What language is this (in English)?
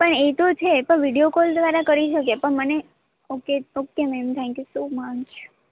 Gujarati